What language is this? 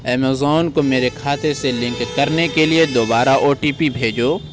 Urdu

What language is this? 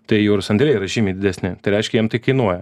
Lithuanian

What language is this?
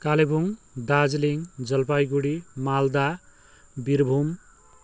Nepali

